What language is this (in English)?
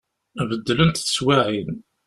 Kabyle